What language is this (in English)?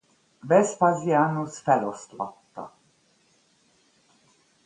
Hungarian